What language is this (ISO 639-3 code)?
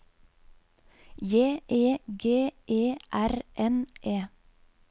nor